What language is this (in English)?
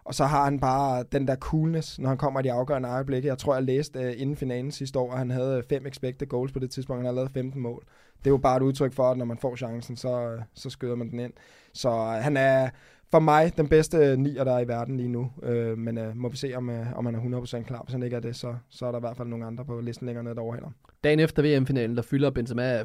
Danish